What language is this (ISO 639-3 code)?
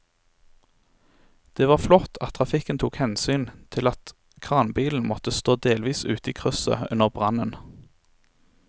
nor